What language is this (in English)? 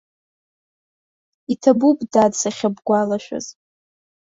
Abkhazian